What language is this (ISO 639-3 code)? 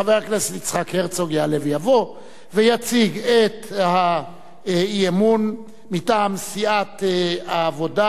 heb